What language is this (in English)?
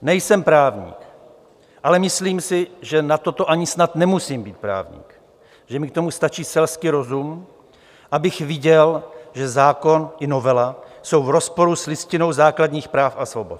Czech